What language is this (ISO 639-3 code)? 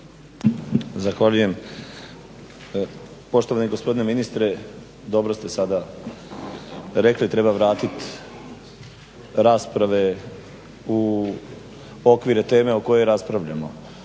hrv